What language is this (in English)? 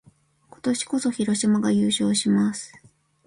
Japanese